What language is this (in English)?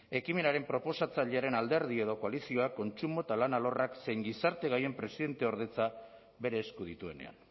Basque